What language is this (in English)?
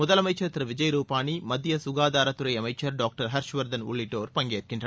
Tamil